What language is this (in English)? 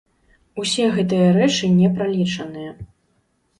Belarusian